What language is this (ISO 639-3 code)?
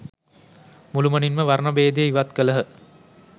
sin